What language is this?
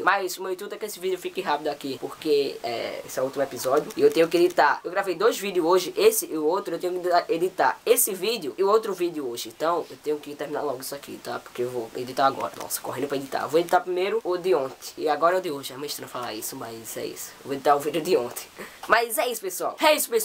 Portuguese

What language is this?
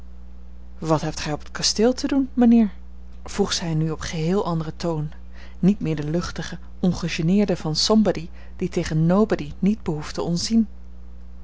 Dutch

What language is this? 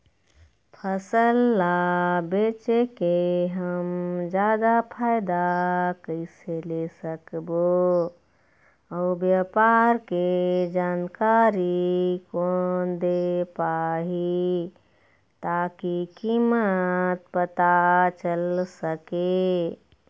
Chhattisgarhi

